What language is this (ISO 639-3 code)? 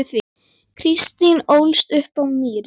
isl